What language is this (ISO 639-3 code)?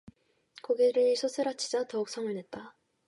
kor